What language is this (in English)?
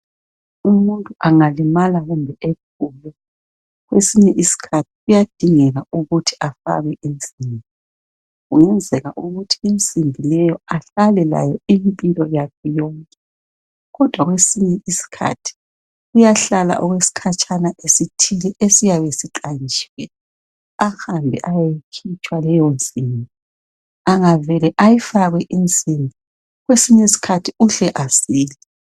North Ndebele